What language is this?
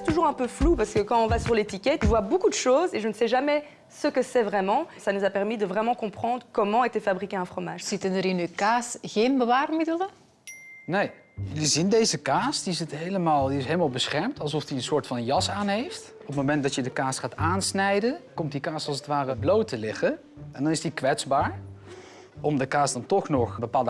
Dutch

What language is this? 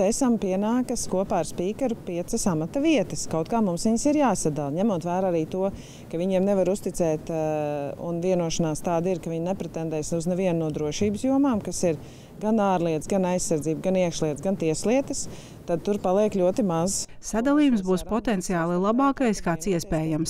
Latvian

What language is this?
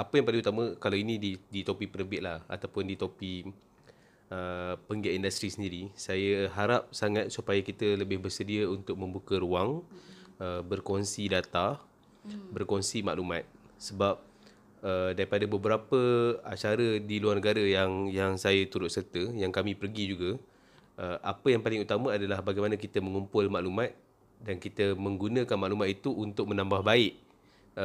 Malay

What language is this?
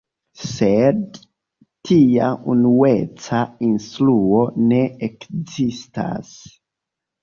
Esperanto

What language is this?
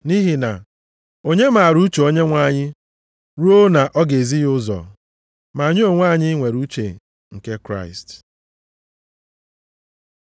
Igbo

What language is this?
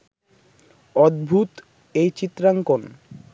Bangla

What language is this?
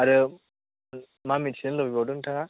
Bodo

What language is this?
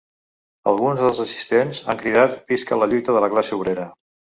Catalan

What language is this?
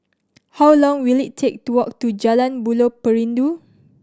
English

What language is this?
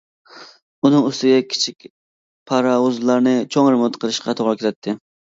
Uyghur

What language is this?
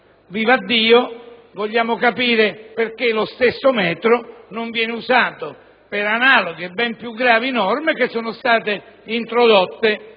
Italian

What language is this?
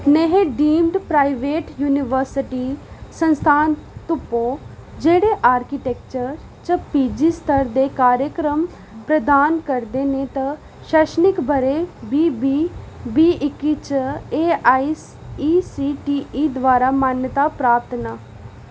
Dogri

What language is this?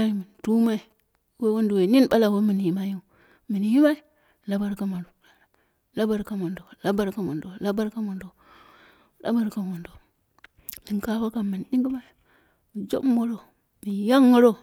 Dera (Nigeria)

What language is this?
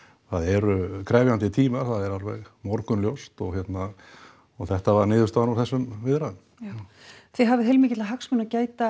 Icelandic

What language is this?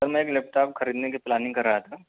Urdu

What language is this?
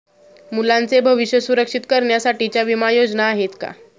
Marathi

